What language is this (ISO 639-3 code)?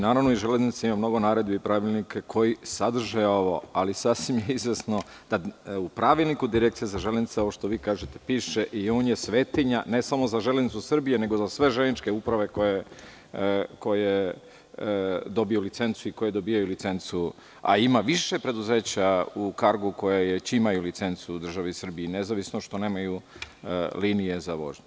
srp